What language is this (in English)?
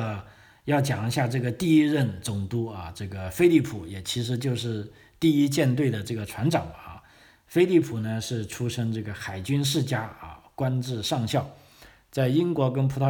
Chinese